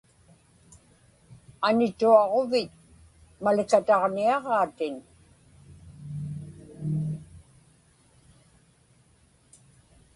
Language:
Inupiaq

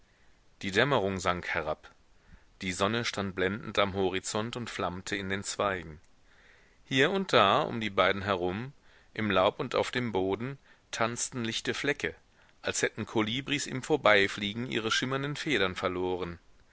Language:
German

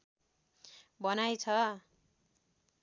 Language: Nepali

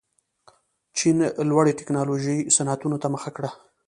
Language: Pashto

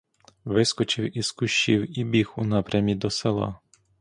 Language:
Ukrainian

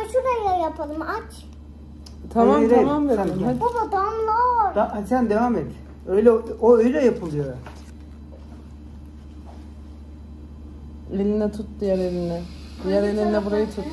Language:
Turkish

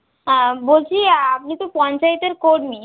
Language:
Bangla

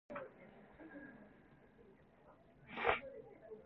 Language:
Cantonese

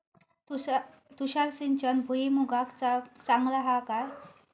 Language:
Marathi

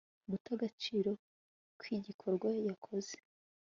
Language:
Kinyarwanda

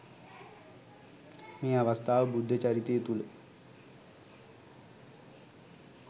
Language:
Sinhala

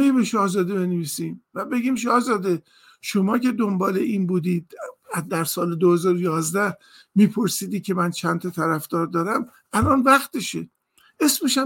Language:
Persian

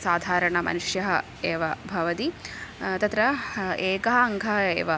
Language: Sanskrit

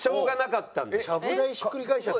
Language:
Japanese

